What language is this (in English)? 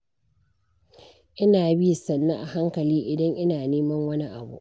Hausa